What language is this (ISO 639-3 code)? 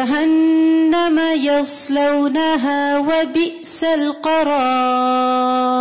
urd